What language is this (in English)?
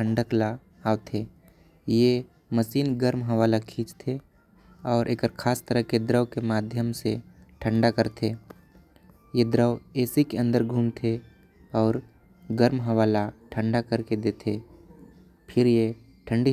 Korwa